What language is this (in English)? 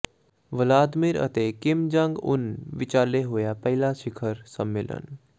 Punjabi